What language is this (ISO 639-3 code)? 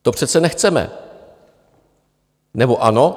ces